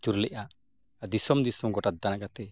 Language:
Santali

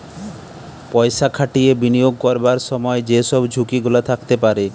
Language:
Bangla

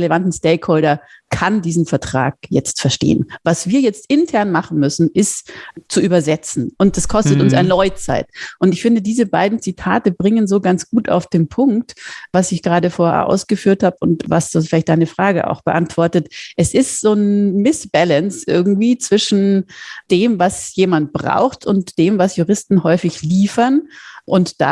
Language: German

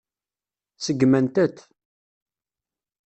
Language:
Kabyle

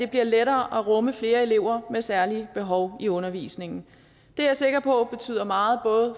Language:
Danish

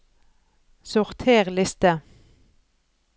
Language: Norwegian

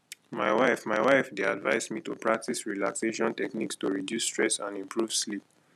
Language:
Nigerian Pidgin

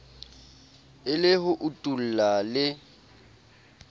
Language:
Southern Sotho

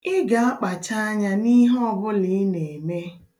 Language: Igbo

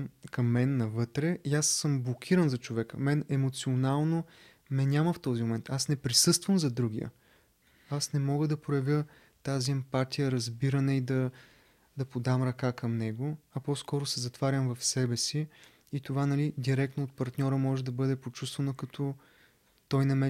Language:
Bulgarian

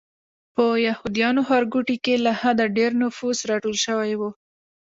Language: Pashto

